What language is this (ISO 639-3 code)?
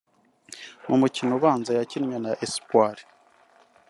kin